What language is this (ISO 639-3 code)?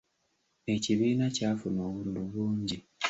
lug